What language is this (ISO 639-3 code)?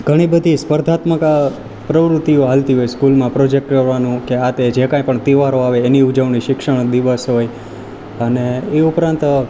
guj